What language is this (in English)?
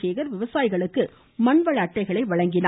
Tamil